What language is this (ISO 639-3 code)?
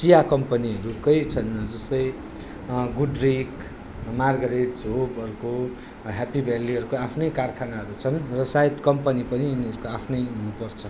nep